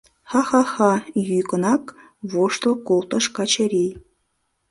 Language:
Mari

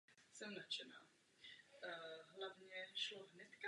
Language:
Czech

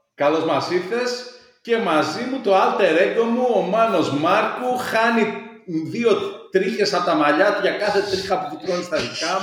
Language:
Greek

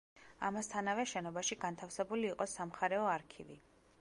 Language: Georgian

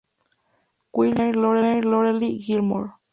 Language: Spanish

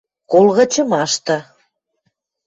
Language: Western Mari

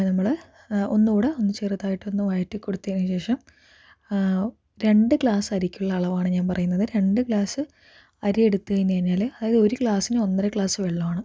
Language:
Malayalam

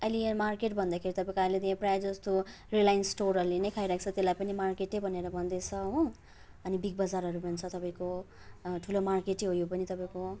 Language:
Nepali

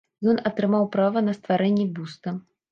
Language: Belarusian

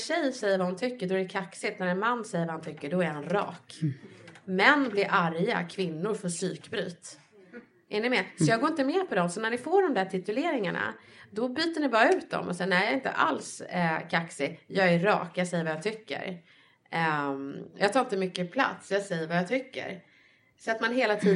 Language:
Swedish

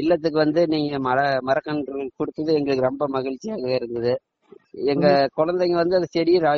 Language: Tamil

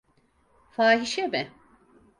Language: Turkish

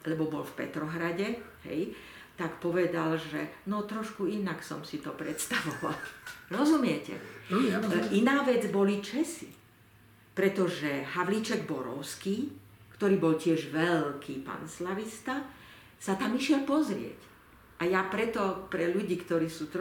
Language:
Slovak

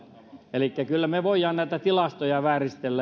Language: Finnish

